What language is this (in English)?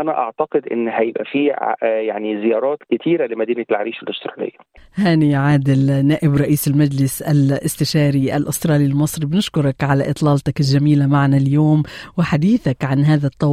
Arabic